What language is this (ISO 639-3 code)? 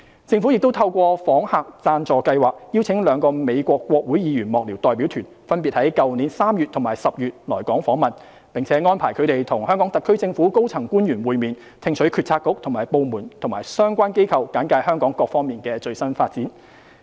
yue